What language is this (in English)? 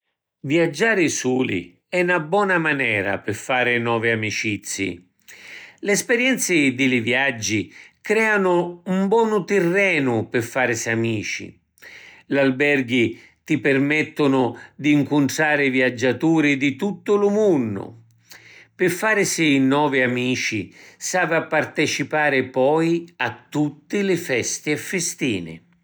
Sicilian